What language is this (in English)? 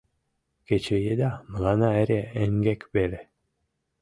Mari